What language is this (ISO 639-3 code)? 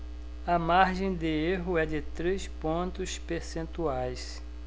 por